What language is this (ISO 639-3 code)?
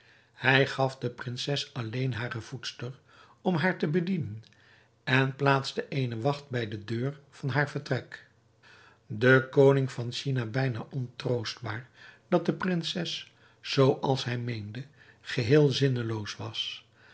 nld